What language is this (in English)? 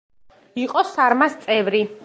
Georgian